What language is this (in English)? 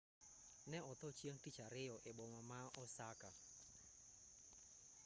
Luo (Kenya and Tanzania)